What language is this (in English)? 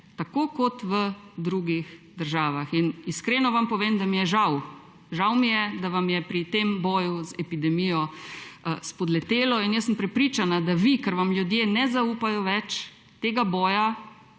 Slovenian